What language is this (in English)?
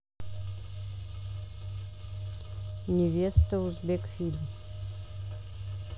Russian